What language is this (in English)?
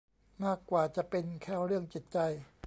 Thai